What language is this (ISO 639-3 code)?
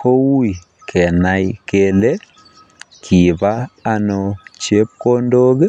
kln